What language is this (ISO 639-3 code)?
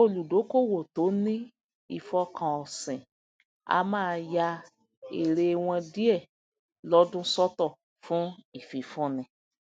yor